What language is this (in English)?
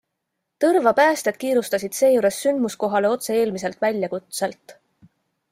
Estonian